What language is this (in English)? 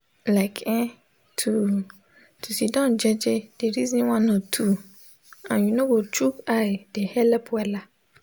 Nigerian Pidgin